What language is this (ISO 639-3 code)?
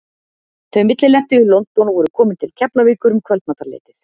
isl